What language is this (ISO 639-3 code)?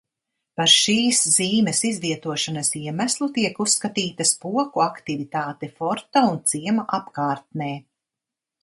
lav